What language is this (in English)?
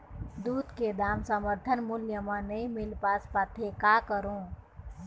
Chhattisgarhi